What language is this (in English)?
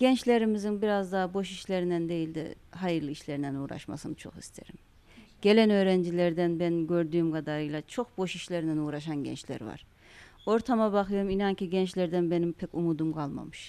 Turkish